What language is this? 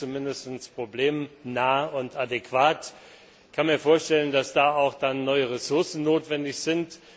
German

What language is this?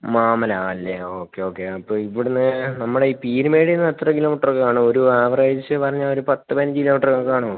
Malayalam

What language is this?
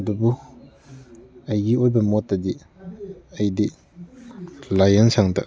Manipuri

